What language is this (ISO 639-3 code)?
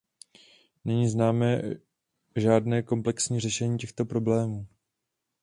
ces